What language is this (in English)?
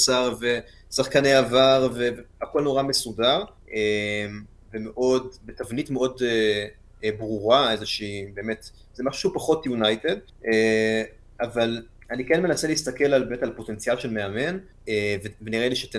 Hebrew